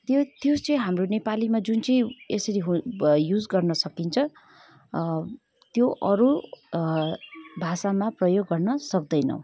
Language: Nepali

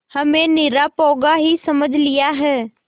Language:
Hindi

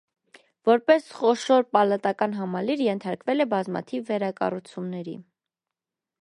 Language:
Armenian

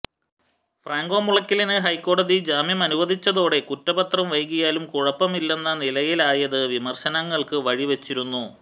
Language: Malayalam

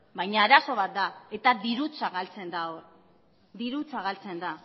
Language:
Basque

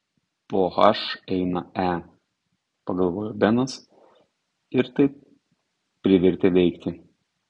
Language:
Lithuanian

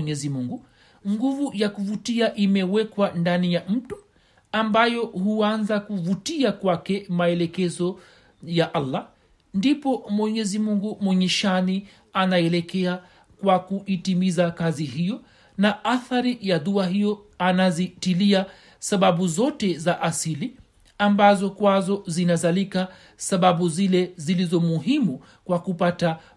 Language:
Swahili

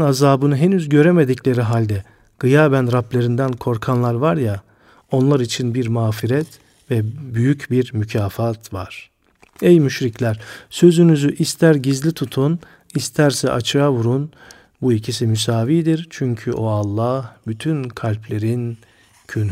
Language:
Turkish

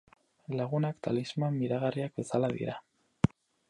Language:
Basque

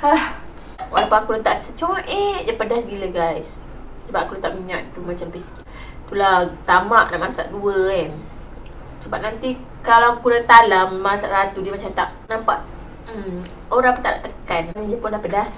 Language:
Malay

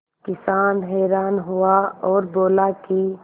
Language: Hindi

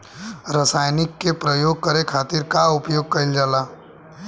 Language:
Bhojpuri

